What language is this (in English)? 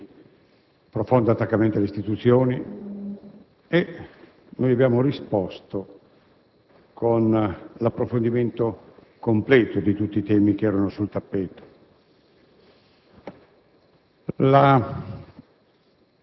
Italian